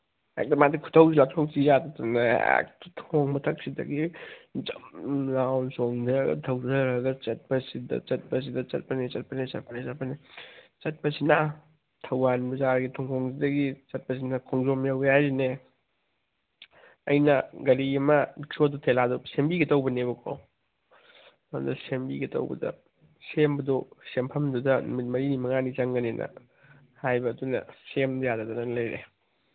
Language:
Manipuri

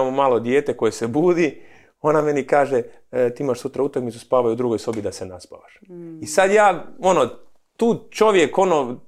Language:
Croatian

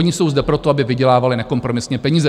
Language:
Czech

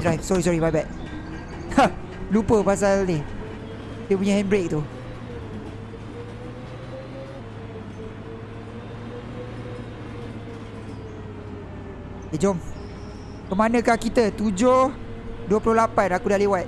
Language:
Malay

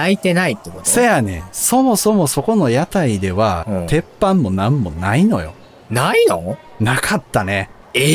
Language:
Japanese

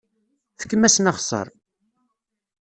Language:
Kabyle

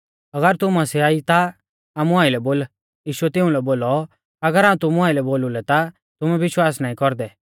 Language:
Mahasu Pahari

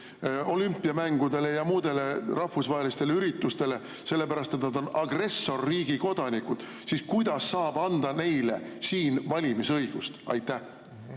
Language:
Estonian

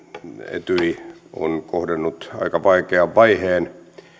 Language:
Finnish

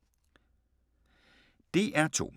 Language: Danish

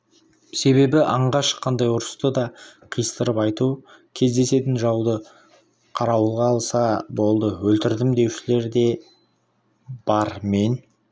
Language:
Kazakh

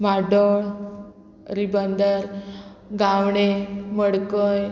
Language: Konkani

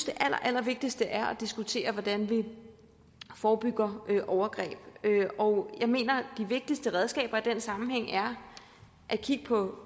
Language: Danish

